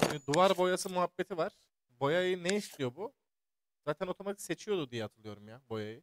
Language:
Turkish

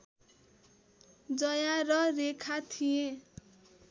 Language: Nepali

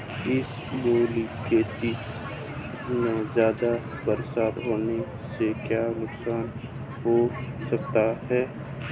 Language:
Hindi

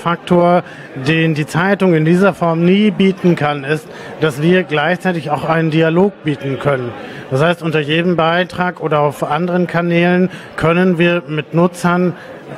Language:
German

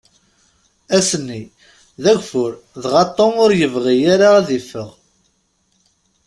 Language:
Kabyle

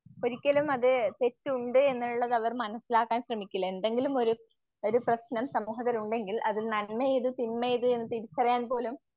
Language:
Malayalam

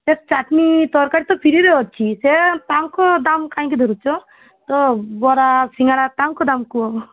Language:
Odia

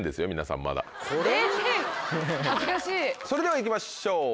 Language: Japanese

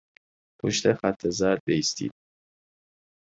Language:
Persian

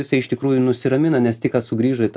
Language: Lithuanian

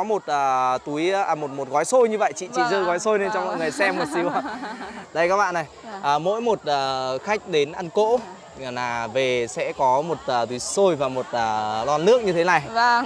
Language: Vietnamese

